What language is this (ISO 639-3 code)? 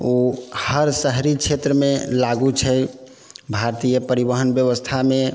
mai